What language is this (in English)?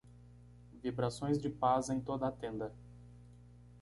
Portuguese